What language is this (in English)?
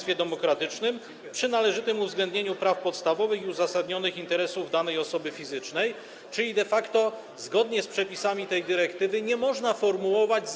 Polish